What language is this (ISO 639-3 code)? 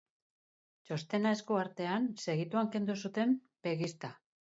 eus